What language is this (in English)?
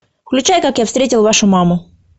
Russian